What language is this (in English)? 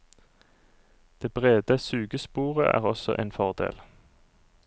Norwegian